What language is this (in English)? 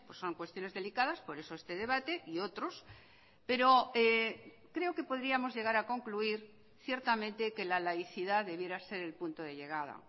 Spanish